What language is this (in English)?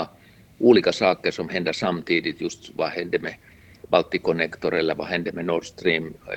Swedish